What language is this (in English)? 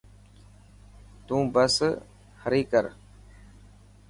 Dhatki